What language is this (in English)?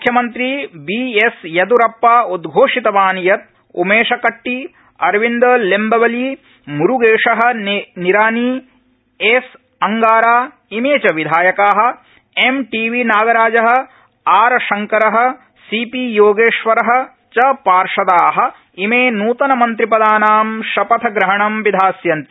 Sanskrit